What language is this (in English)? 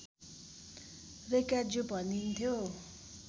Nepali